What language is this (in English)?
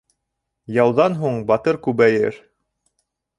Bashkir